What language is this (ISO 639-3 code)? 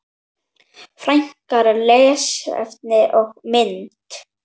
isl